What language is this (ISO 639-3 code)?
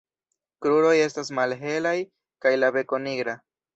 epo